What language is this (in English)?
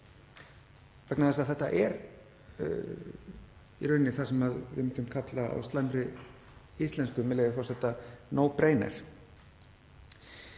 Icelandic